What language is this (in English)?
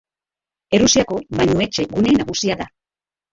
Basque